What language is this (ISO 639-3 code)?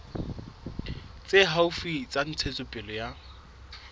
sot